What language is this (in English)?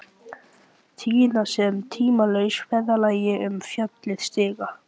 Icelandic